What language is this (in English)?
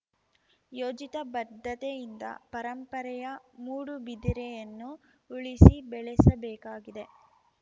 Kannada